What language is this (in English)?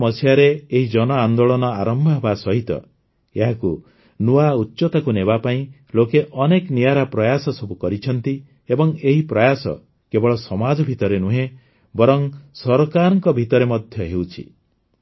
Odia